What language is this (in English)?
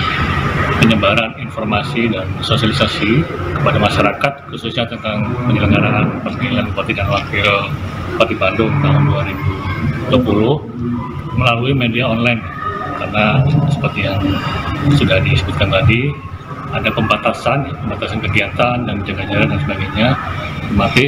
Indonesian